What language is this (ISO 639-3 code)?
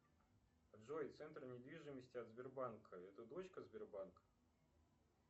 rus